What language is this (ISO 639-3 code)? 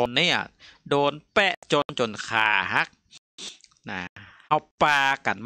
tha